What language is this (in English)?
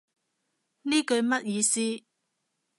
Cantonese